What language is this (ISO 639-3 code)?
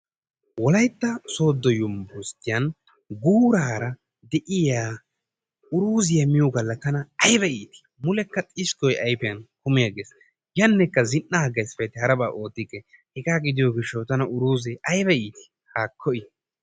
wal